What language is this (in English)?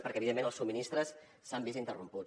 Catalan